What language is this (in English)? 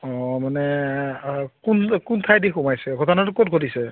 Assamese